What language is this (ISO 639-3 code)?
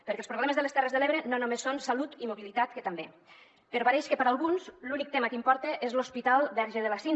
cat